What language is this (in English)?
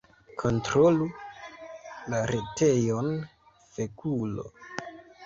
Esperanto